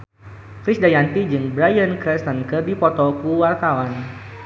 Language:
Sundanese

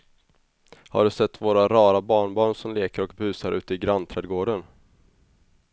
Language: Swedish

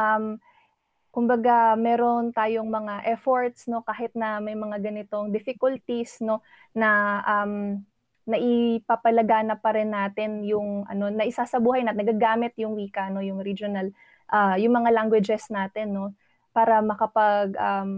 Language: Filipino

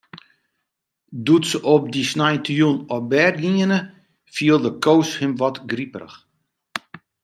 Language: Western Frisian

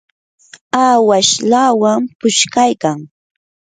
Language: Yanahuanca Pasco Quechua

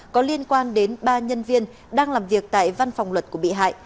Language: Vietnamese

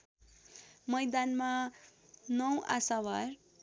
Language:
Nepali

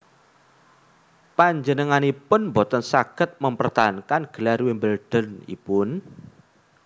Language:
Javanese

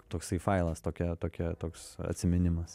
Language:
Lithuanian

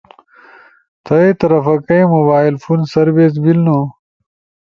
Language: Ushojo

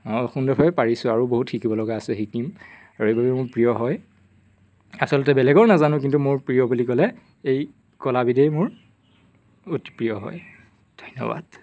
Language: Assamese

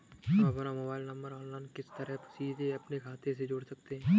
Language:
Hindi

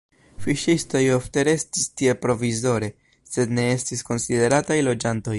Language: Esperanto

